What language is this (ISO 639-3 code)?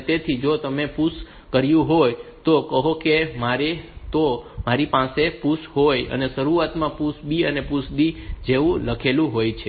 guj